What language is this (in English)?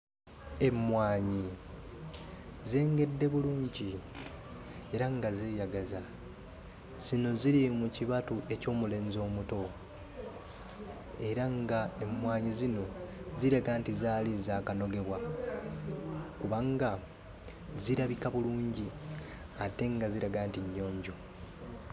Ganda